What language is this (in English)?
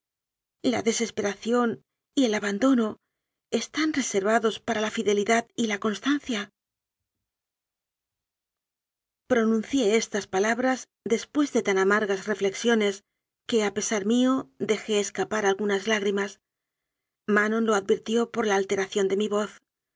Spanish